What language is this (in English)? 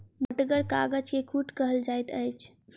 Maithili